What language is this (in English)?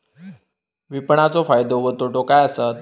Marathi